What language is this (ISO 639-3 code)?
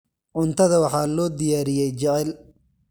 som